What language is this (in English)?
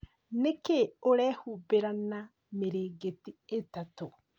Kikuyu